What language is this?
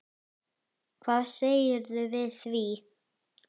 Icelandic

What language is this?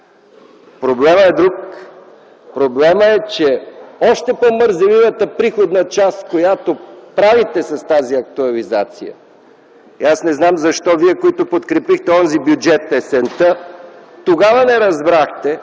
Bulgarian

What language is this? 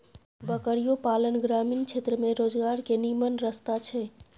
Maithili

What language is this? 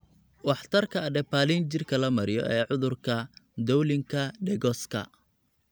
Somali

